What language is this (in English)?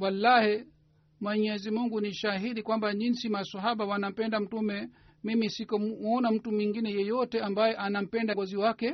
Swahili